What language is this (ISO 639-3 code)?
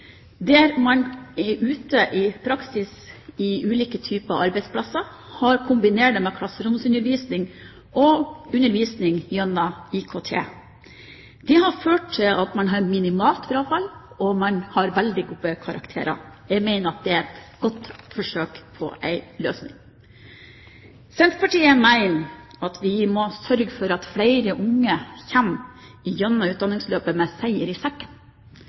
nob